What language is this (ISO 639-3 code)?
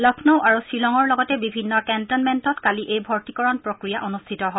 asm